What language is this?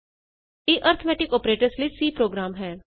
Punjabi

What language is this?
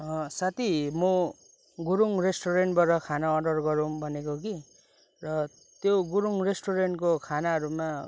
Nepali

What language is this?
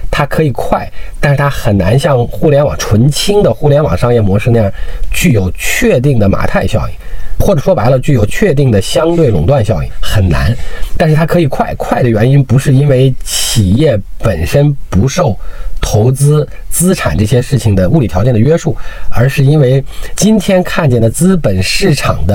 Chinese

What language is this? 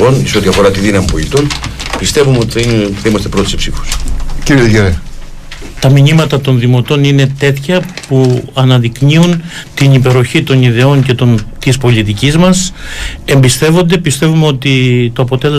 Greek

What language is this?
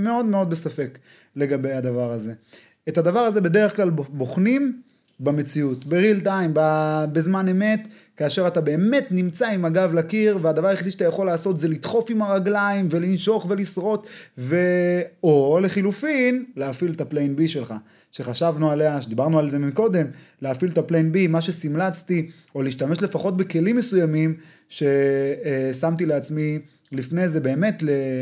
Hebrew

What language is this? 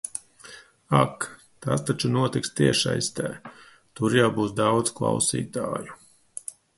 Latvian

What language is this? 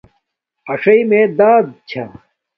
Domaaki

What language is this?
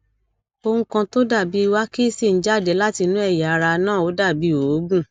Yoruba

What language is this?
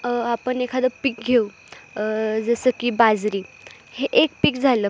Marathi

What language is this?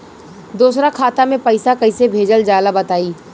Bhojpuri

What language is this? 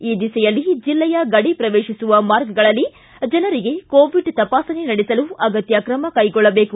Kannada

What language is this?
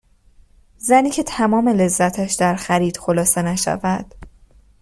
Persian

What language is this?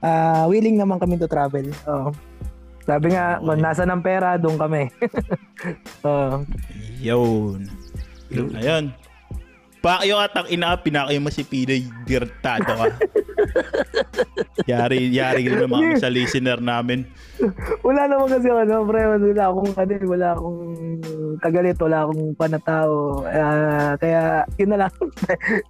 Filipino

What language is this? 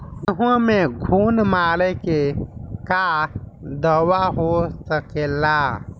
Bhojpuri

